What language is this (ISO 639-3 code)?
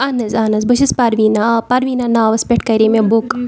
kas